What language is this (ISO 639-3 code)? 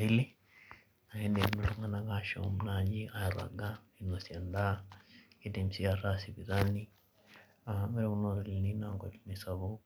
mas